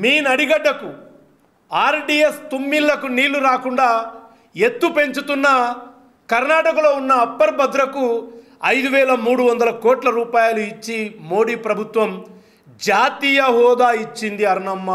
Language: Telugu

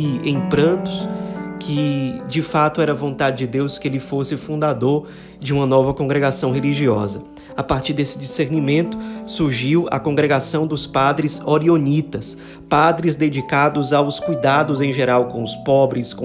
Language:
Portuguese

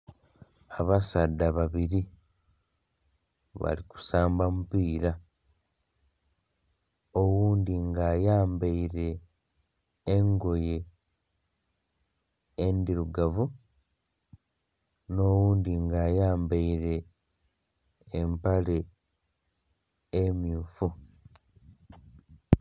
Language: Soga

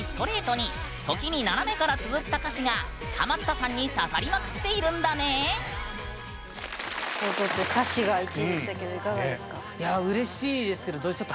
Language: Japanese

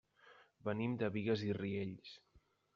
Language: Catalan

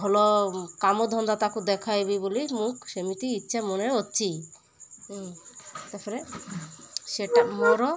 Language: Odia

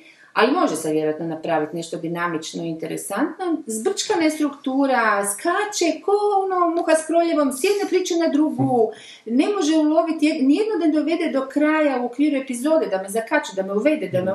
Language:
Croatian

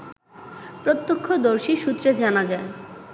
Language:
Bangla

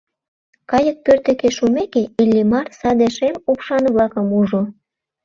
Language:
Mari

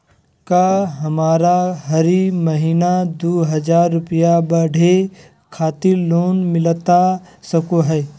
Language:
Magahi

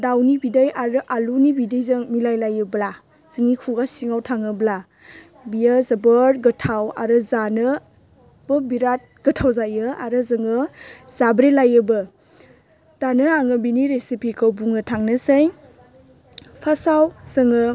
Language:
Bodo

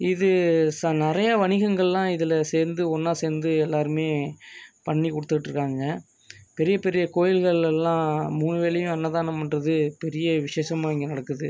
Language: Tamil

